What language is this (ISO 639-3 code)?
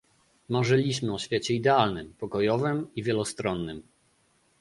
pol